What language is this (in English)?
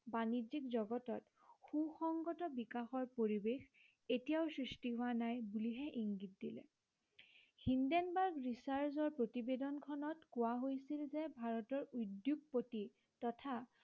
Assamese